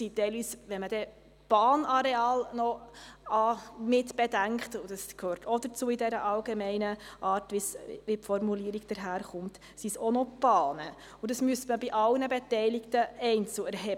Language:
Swiss German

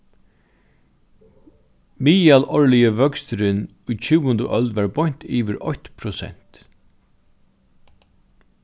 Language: Faroese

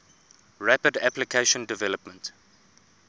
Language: English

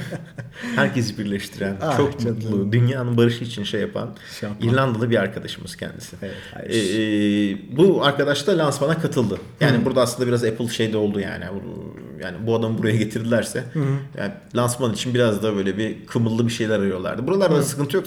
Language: Turkish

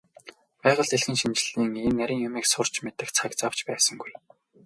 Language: Mongolian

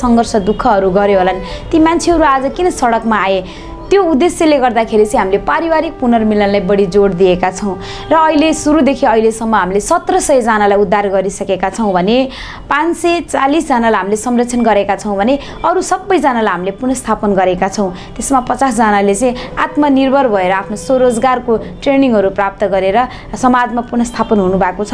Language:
Hindi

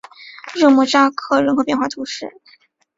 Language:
Chinese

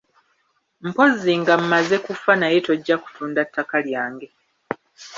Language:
Ganda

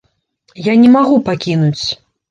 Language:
Belarusian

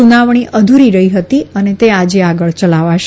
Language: Gujarati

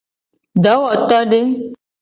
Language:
Gen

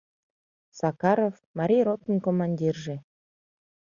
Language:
Mari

